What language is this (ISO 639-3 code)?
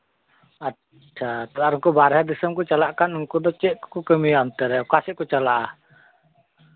sat